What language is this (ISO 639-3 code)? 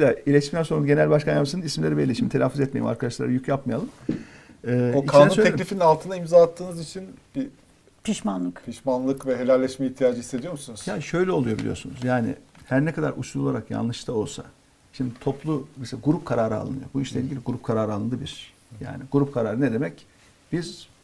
tur